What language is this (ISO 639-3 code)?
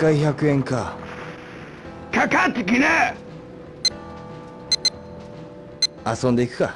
vie